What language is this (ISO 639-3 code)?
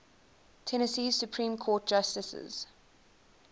eng